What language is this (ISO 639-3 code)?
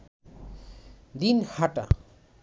ben